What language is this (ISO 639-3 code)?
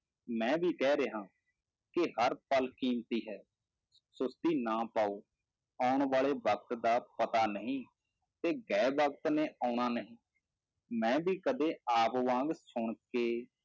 pan